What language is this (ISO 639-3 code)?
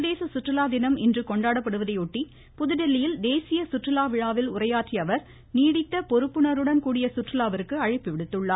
tam